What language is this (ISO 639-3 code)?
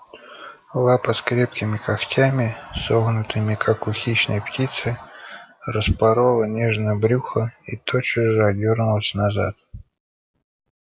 rus